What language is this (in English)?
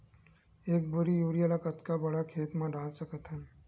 Chhattisgarhi